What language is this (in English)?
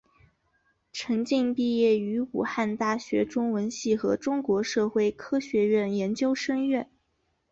Chinese